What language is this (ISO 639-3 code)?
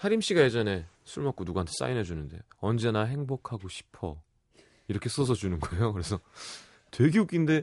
kor